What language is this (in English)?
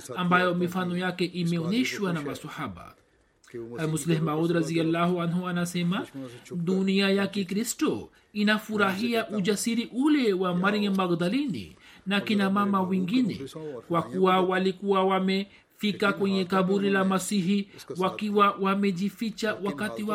Swahili